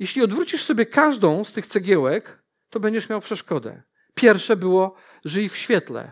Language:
Polish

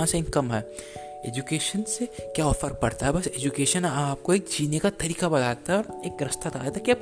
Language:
Hindi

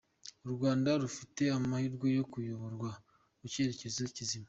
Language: Kinyarwanda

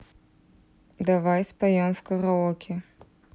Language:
Russian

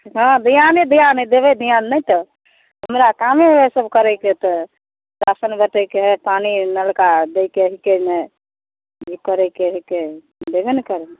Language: Maithili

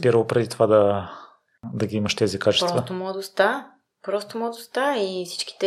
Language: Bulgarian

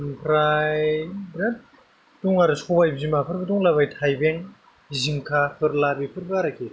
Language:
Bodo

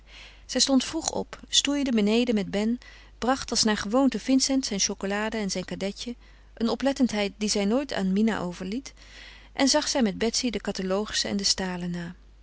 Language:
Dutch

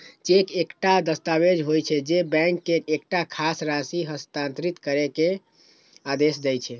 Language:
Maithili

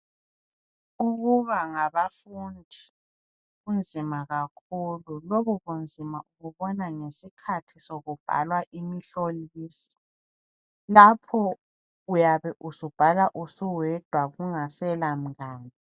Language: North Ndebele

